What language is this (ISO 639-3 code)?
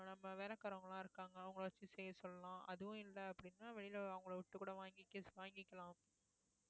tam